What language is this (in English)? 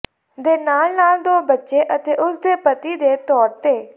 Punjabi